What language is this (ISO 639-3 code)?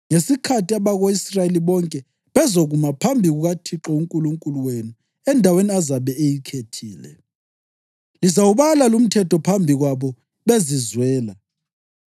nde